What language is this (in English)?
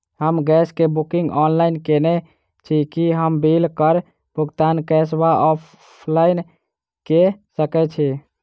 Maithili